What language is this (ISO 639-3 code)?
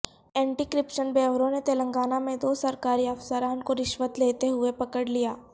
urd